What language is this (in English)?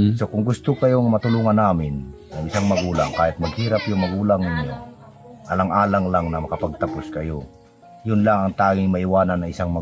Filipino